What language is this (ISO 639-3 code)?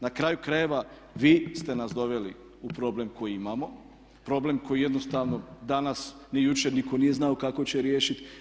hrv